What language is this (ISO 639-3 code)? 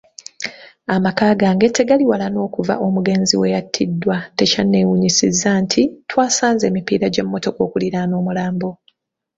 lug